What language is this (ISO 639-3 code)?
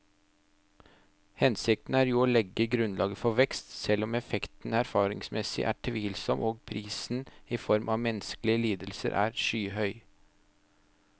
nor